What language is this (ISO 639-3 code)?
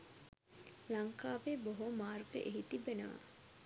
sin